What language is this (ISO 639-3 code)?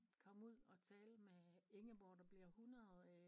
dan